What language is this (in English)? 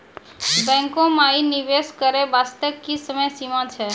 Maithili